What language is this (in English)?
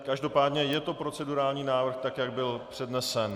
Czech